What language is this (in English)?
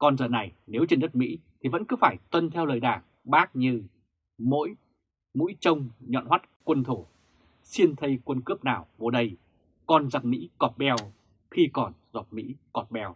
Vietnamese